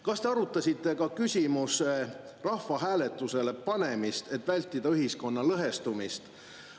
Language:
Estonian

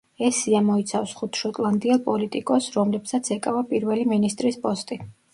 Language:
Georgian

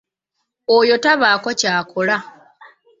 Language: Ganda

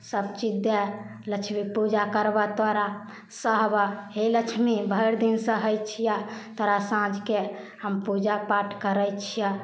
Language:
Maithili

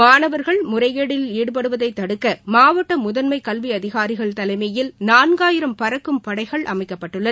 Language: Tamil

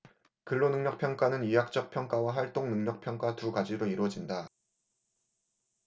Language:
Korean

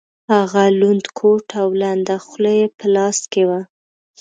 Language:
Pashto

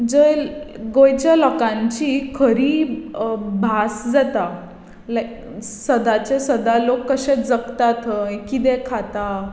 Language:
Konkani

